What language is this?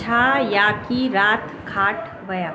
Sindhi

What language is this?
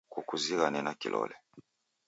Taita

